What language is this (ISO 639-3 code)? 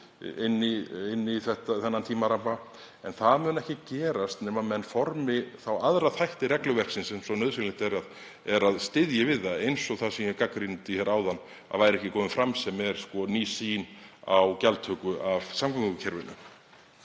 isl